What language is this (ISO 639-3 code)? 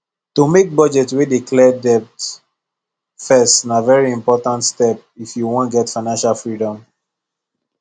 pcm